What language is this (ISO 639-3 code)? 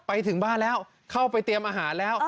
tha